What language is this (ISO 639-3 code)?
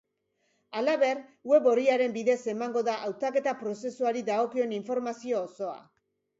eus